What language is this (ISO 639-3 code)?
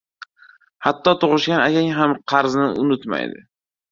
uzb